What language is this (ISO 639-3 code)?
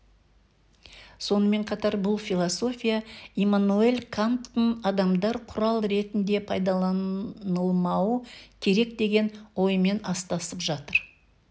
kaz